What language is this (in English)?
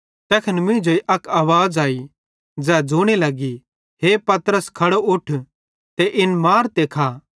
Bhadrawahi